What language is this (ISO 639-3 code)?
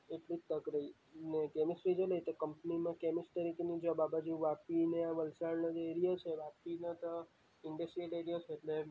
guj